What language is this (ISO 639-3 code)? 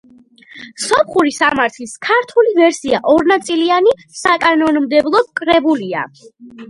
kat